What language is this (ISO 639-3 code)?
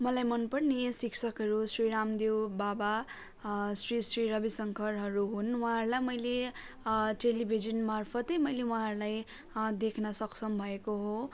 nep